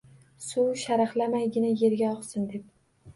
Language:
Uzbek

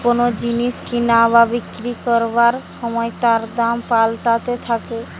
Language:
Bangla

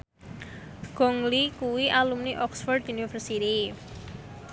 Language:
Javanese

